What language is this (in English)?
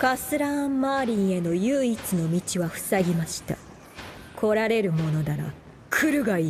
Japanese